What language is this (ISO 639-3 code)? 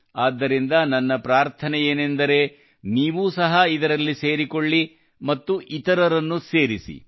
kan